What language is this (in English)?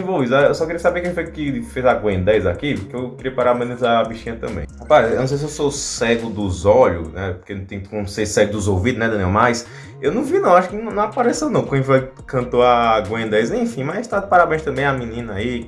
Portuguese